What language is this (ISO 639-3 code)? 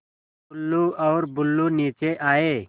hin